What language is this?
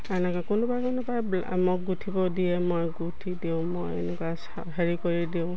Assamese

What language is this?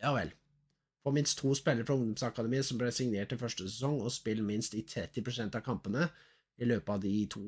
Norwegian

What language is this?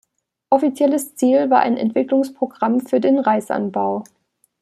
German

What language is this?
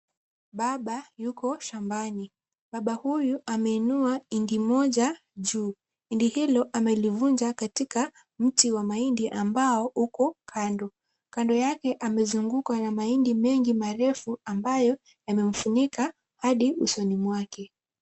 Swahili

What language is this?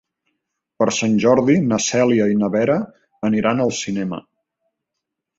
Catalan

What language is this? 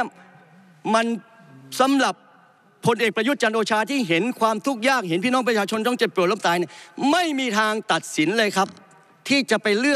Thai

